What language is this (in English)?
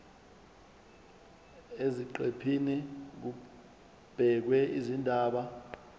Zulu